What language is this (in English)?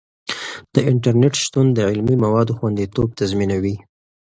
Pashto